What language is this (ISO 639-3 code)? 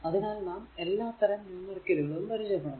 mal